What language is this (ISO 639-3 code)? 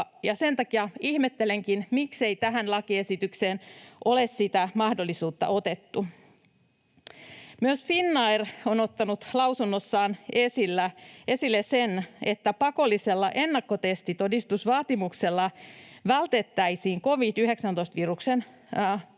fin